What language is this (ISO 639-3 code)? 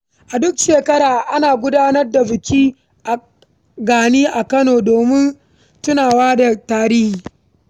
hau